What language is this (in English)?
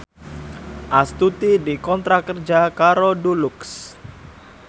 Javanese